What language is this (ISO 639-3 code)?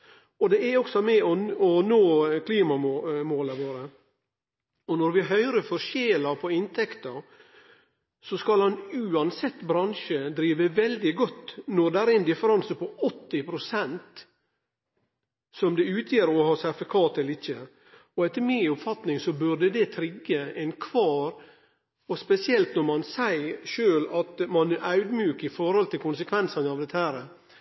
nno